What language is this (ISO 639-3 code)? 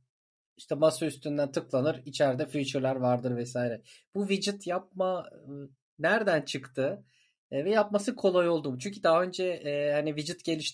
tur